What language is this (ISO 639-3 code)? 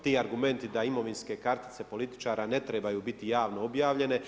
hrv